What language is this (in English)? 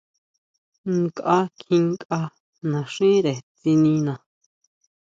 Huautla Mazatec